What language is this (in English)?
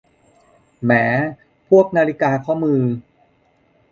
Thai